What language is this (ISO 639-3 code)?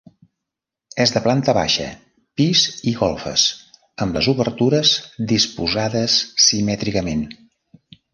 cat